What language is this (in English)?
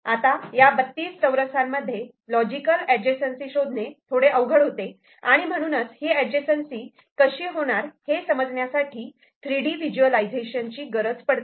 Marathi